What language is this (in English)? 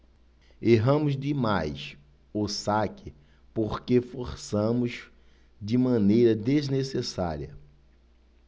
Portuguese